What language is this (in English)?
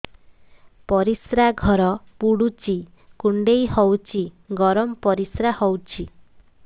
Odia